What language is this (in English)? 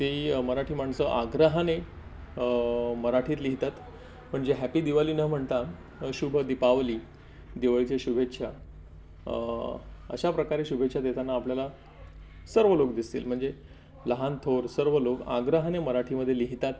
Marathi